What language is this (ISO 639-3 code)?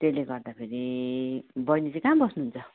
nep